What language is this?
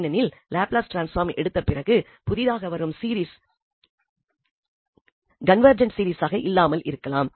Tamil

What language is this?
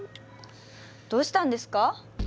Japanese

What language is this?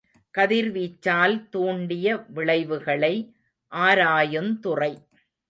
Tamil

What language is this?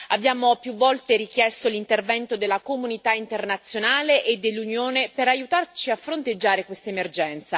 Italian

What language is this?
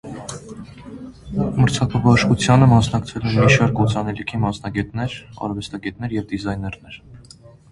Armenian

